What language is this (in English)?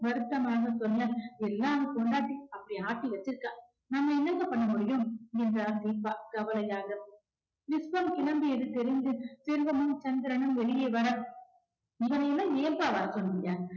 Tamil